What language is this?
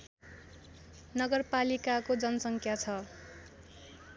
Nepali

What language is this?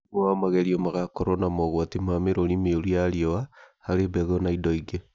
Kikuyu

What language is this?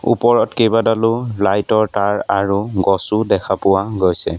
Assamese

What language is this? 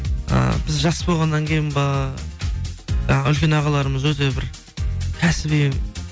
Kazakh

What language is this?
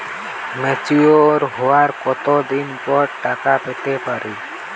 Bangla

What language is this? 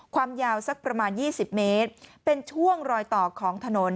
Thai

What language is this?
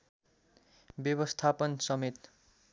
Nepali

